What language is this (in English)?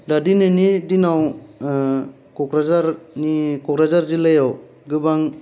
Bodo